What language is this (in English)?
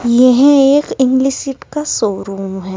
Hindi